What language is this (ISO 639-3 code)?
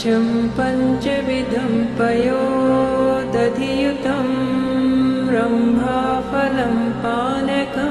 eng